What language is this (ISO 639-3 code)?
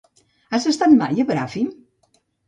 cat